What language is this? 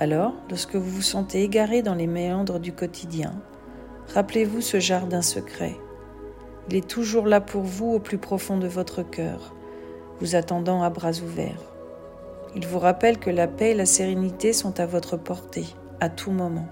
French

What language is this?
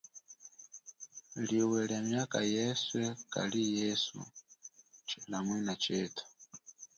Chokwe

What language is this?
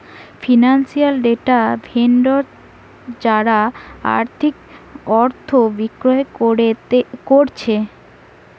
Bangla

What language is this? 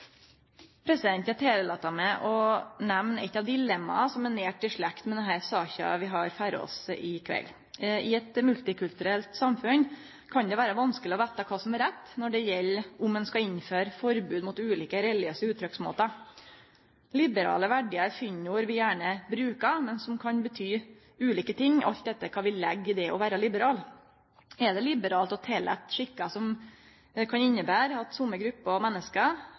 Norwegian Nynorsk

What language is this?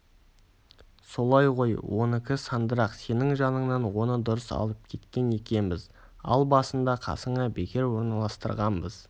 Kazakh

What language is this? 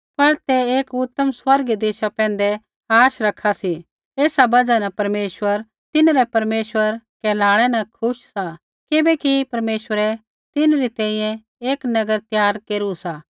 Kullu Pahari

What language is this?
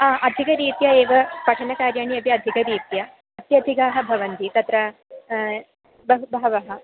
Sanskrit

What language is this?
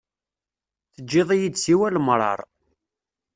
Kabyle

